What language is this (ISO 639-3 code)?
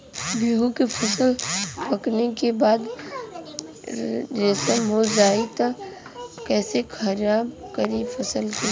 bho